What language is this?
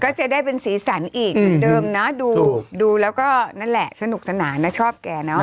Thai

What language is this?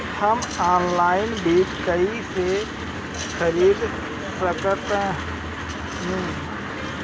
Bhojpuri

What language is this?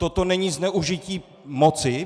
Czech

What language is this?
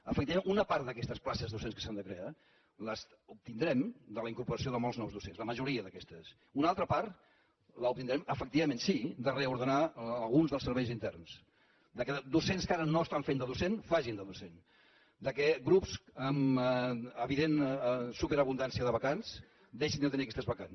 Catalan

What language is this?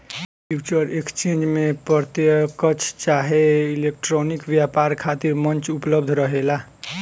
Bhojpuri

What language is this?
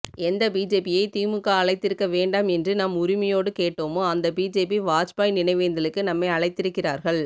Tamil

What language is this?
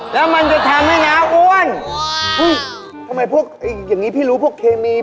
Thai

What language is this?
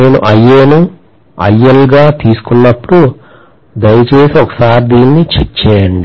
Telugu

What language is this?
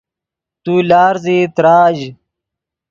Yidgha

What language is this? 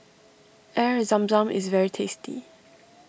English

